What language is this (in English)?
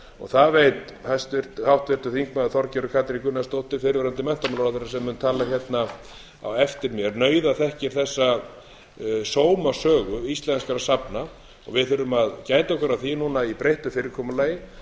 Icelandic